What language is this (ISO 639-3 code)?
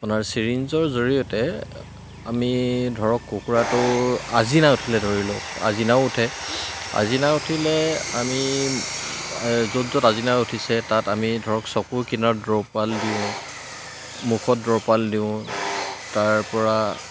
asm